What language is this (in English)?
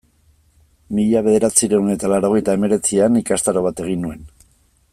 Basque